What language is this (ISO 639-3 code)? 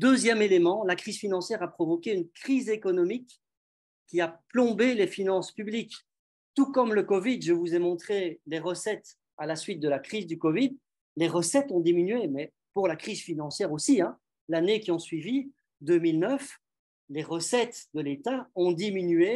fra